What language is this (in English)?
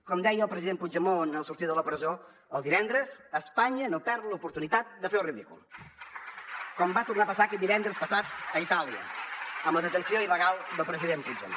Catalan